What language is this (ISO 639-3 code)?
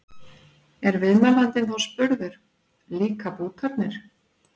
isl